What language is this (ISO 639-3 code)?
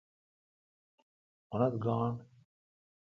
xka